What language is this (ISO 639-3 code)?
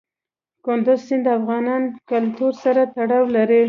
pus